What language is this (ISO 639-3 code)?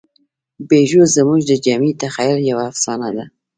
pus